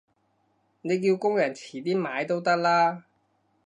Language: Cantonese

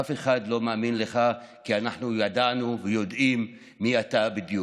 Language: Hebrew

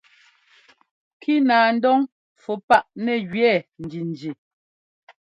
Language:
Ngomba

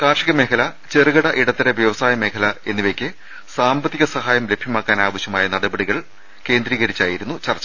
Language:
Malayalam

